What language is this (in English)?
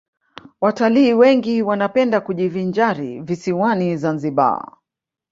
Swahili